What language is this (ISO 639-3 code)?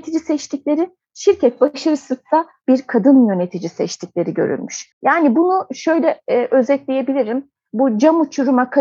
tur